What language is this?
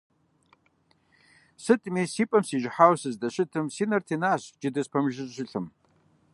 Kabardian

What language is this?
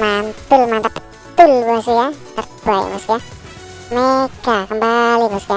Indonesian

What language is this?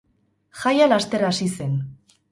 Basque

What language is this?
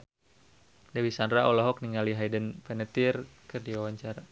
Sundanese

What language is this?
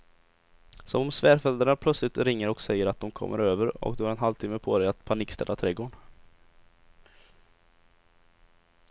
Swedish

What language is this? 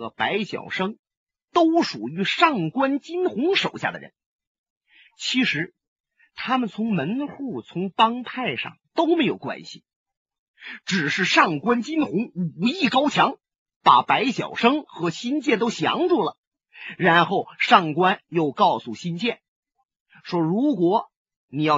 Chinese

